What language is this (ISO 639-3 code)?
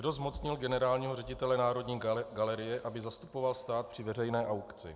ces